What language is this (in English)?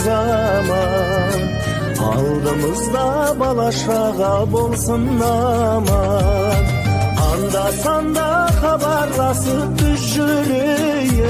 Turkish